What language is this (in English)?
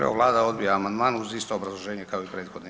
Croatian